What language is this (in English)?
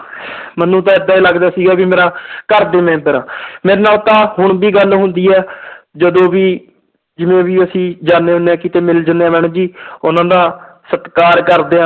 Punjabi